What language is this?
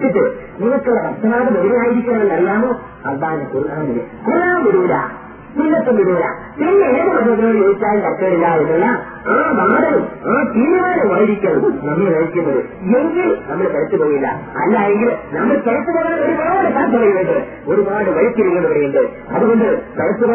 Malayalam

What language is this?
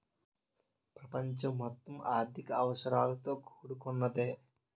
Telugu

